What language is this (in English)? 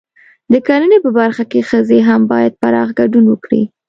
Pashto